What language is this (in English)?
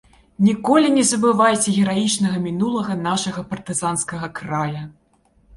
Belarusian